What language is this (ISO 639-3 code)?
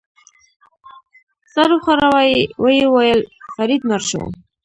pus